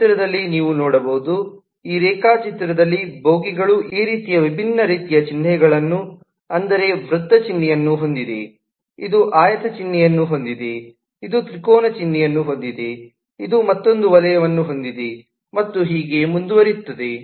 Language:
Kannada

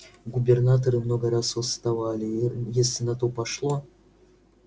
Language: Russian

